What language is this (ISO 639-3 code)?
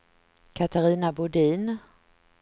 swe